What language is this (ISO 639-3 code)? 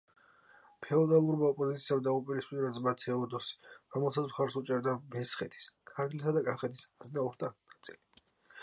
kat